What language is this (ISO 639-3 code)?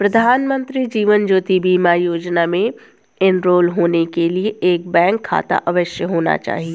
hin